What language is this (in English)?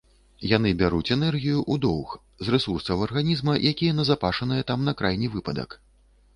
Belarusian